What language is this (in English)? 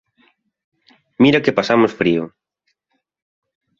Galician